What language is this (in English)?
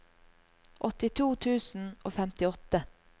Norwegian